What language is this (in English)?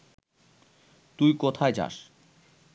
Bangla